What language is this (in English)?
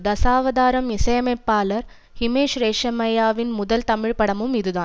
Tamil